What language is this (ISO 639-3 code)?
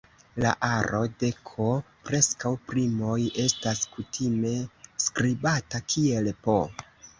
epo